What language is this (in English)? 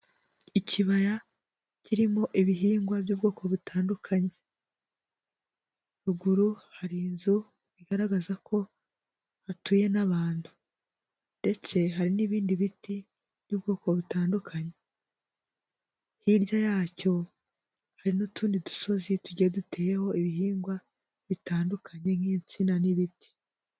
Kinyarwanda